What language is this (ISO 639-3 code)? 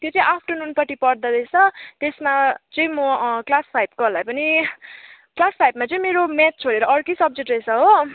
nep